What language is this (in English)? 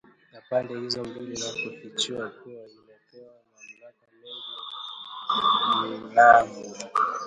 Swahili